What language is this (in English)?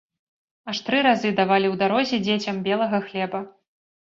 Belarusian